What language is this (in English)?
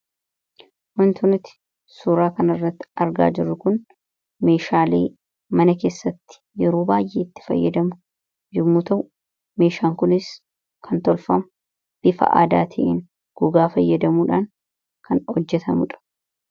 Oromo